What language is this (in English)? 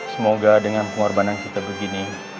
Indonesian